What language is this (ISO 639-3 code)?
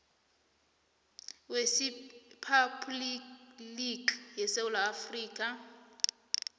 nbl